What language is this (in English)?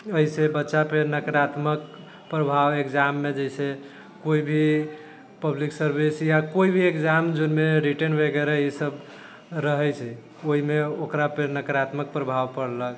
Maithili